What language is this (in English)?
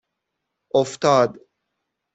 Persian